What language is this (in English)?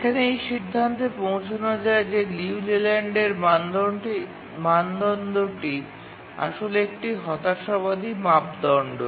Bangla